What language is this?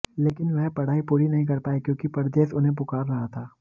Hindi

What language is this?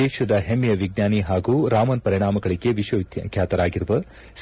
Kannada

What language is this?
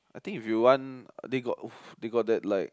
English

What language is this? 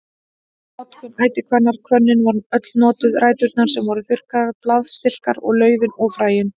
Icelandic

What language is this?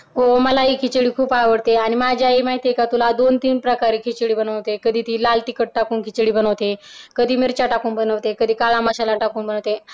Marathi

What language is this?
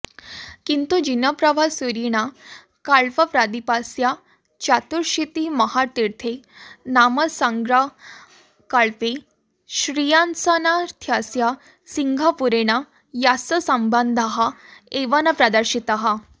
Sanskrit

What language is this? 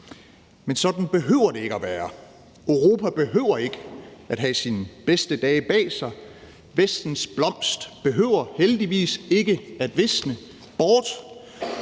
Danish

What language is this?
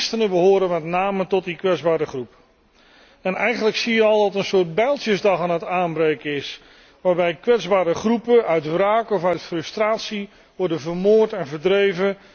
Dutch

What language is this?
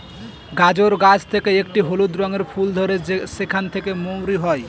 Bangla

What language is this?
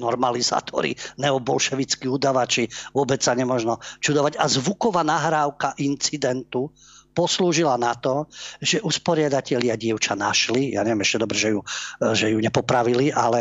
Slovak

